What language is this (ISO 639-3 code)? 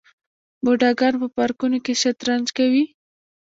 pus